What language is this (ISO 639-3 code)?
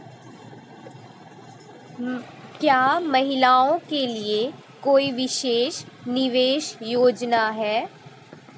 hin